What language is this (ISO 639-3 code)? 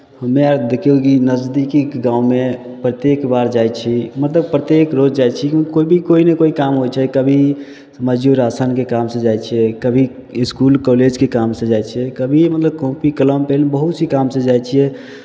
mai